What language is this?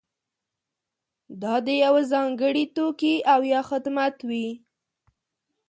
Pashto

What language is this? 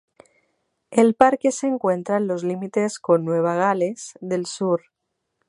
Spanish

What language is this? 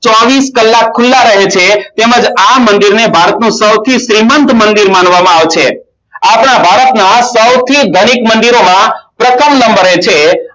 Gujarati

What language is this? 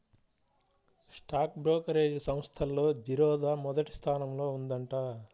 Telugu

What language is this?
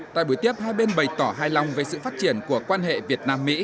Vietnamese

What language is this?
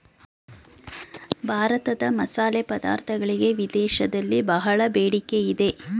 Kannada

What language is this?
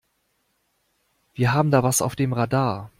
German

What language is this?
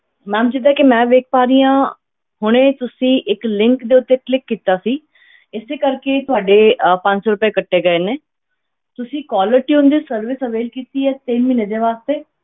Punjabi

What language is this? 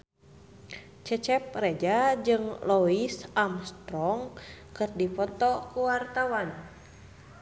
Sundanese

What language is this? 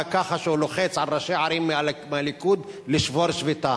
Hebrew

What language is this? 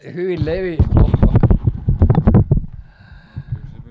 Finnish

